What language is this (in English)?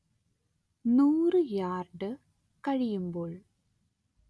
Malayalam